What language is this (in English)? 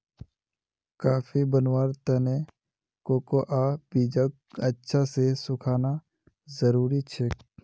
Magahi